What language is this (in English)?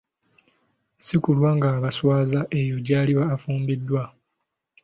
Ganda